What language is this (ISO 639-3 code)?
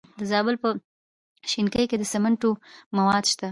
pus